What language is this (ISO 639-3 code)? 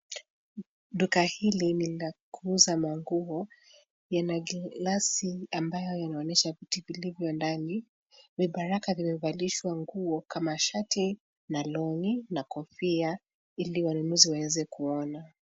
swa